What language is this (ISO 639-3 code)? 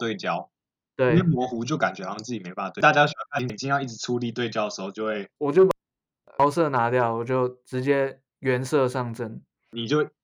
zho